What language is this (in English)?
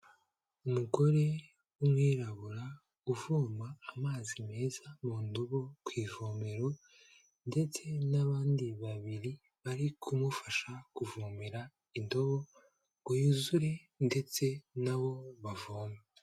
Kinyarwanda